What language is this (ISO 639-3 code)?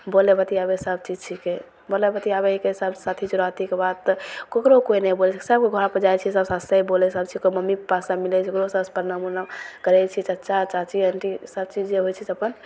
mai